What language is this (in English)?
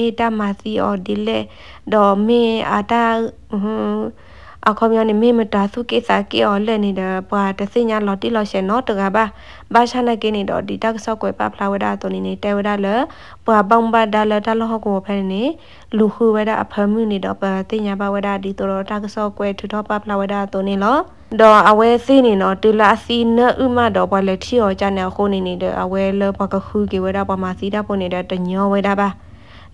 Thai